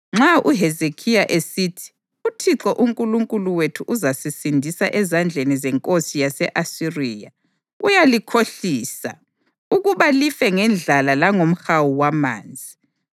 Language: North Ndebele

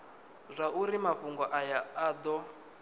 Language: Venda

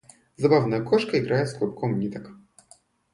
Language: Russian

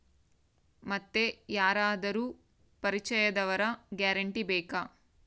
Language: Kannada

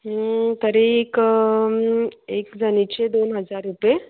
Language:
Marathi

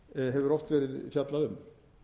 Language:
Icelandic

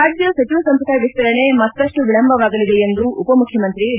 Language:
Kannada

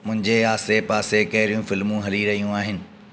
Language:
Sindhi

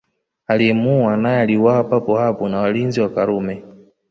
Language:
Swahili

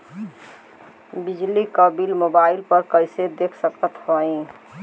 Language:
Bhojpuri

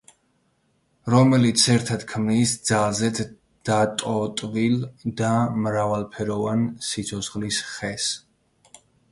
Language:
Georgian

